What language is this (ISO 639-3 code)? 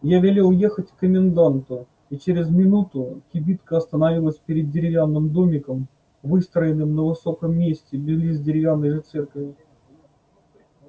rus